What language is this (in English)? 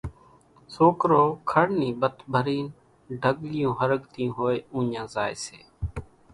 Kachi Koli